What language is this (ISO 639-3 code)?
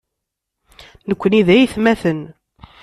kab